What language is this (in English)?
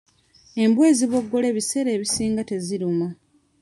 Ganda